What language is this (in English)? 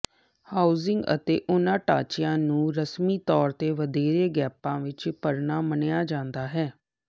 Punjabi